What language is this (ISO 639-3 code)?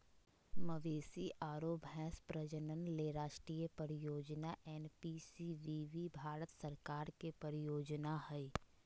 mag